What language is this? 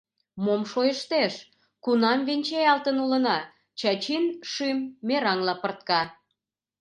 Mari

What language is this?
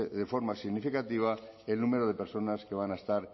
Spanish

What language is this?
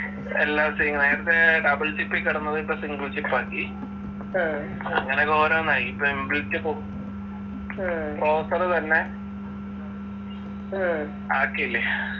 Malayalam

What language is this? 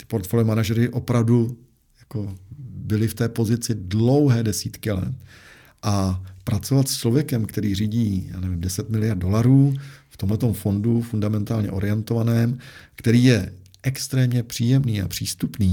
Czech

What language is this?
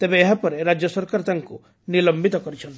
Odia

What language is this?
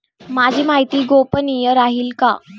Marathi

